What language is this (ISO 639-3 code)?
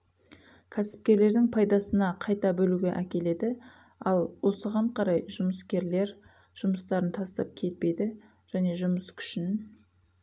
kaz